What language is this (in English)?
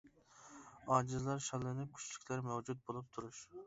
Uyghur